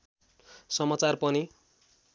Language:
Nepali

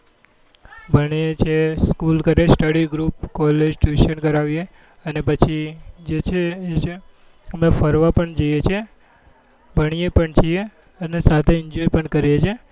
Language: Gujarati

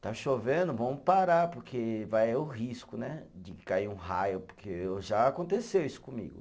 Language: Portuguese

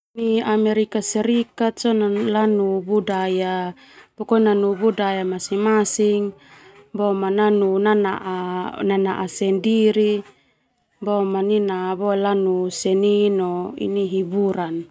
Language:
Termanu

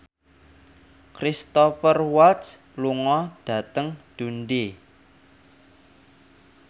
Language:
Javanese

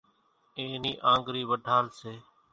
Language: Kachi Koli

